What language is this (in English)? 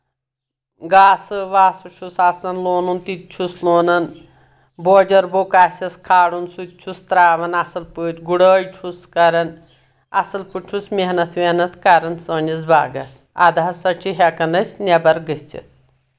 Kashmiri